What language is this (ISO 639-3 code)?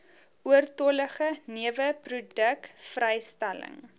afr